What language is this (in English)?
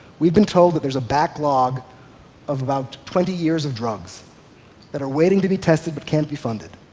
English